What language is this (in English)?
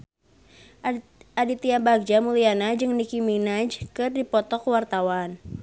Sundanese